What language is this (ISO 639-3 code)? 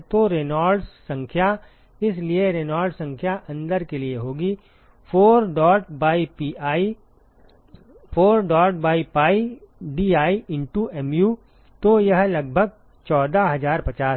hin